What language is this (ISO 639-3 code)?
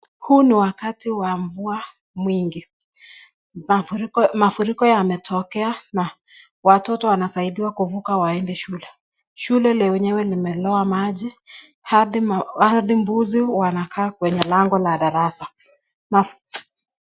swa